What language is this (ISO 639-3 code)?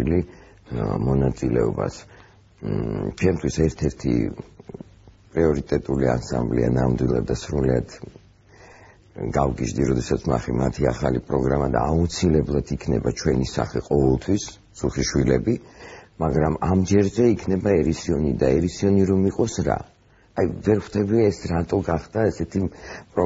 ron